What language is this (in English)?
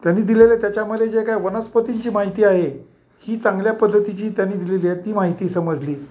Marathi